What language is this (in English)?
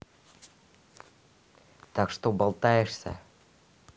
Russian